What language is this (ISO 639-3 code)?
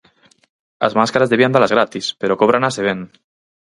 glg